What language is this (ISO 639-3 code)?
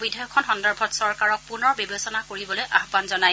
asm